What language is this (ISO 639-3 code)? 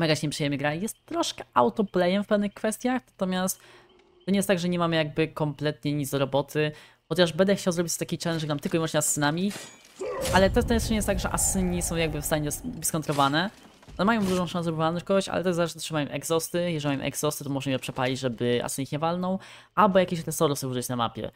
pol